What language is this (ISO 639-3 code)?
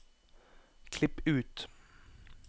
nor